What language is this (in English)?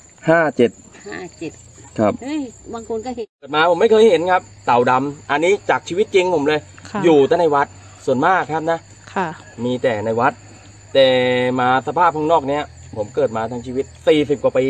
Thai